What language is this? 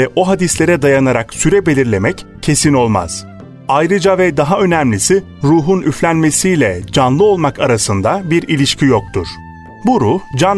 Turkish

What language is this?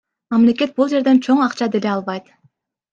Kyrgyz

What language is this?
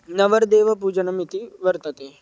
Sanskrit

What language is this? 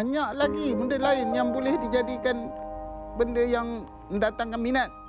Malay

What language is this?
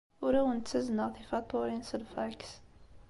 Kabyle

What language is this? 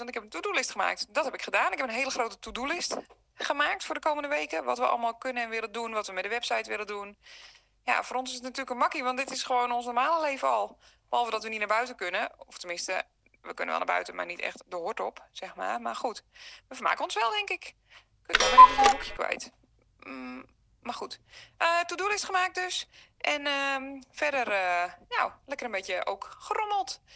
Dutch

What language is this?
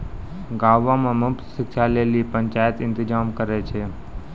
Maithili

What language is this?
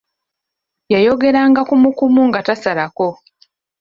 Ganda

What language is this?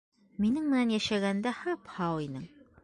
Bashkir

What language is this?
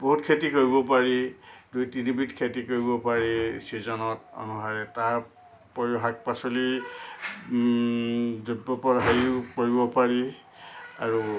Assamese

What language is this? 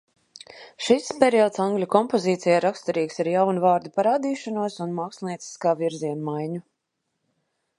Latvian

